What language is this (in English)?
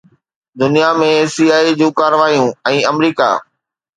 Sindhi